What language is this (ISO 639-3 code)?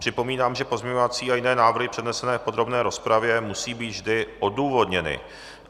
ces